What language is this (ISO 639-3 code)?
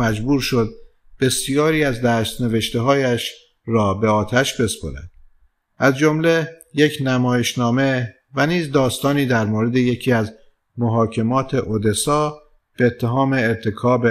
fas